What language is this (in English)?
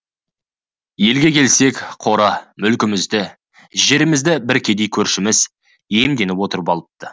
Kazakh